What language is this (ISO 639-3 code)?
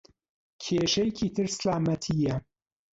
ckb